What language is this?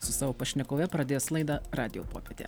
Lithuanian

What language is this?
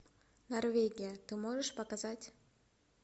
Russian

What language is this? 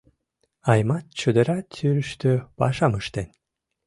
Mari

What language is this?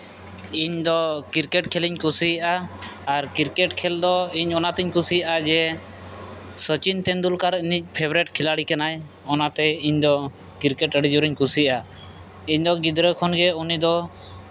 Santali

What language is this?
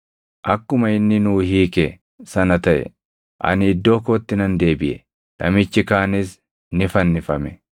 Oromo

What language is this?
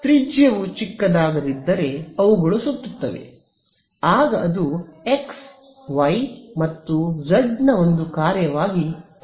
Kannada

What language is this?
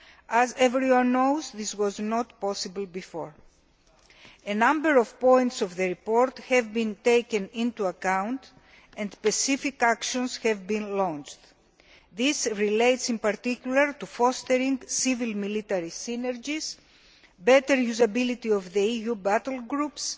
English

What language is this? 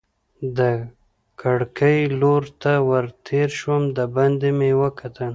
Pashto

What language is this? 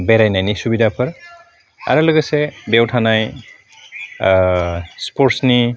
Bodo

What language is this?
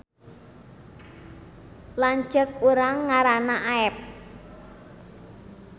Sundanese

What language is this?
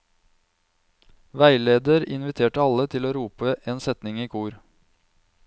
Norwegian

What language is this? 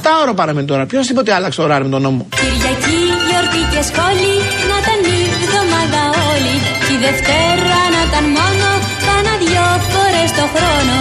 Greek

